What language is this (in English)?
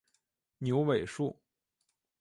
Chinese